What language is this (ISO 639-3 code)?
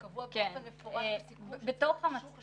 heb